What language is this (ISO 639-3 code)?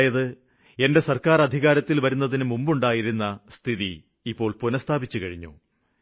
mal